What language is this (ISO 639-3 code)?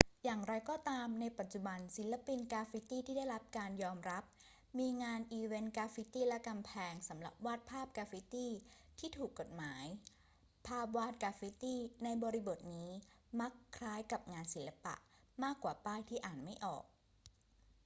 tha